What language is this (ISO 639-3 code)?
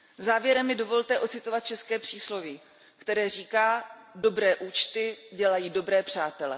ces